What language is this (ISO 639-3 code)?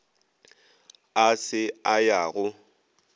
nso